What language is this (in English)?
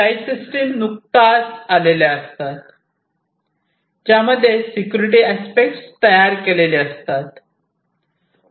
Marathi